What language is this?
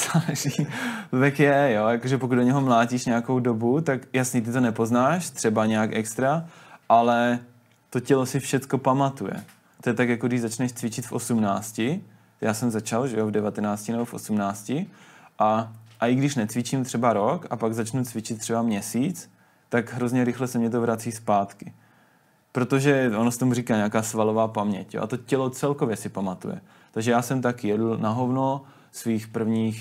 Czech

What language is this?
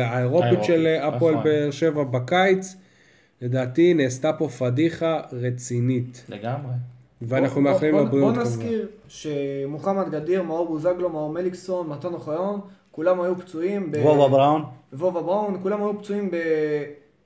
Hebrew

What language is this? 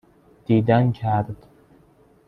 Persian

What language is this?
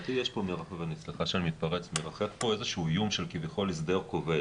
Hebrew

